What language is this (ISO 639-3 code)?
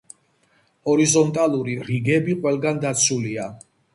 kat